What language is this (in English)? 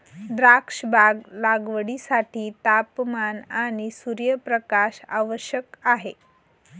Marathi